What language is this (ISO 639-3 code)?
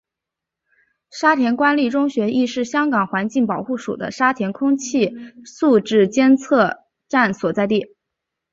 zho